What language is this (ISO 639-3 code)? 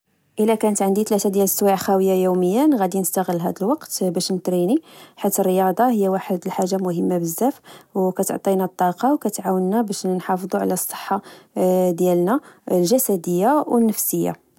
ary